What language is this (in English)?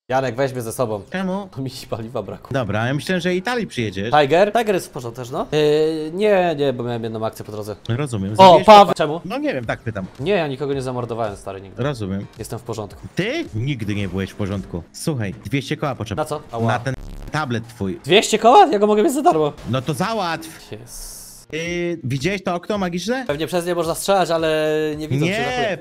Polish